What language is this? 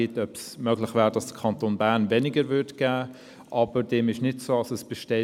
Swiss German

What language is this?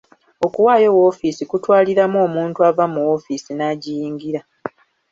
Ganda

